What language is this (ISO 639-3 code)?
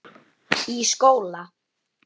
isl